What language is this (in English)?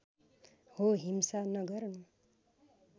Nepali